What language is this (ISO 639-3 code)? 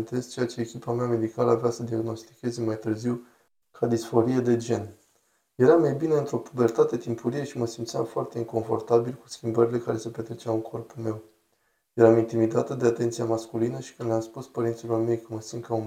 ron